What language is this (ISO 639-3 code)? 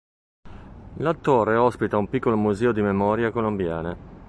ita